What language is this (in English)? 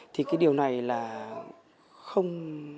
Vietnamese